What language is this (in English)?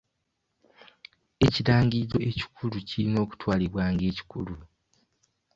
Ganda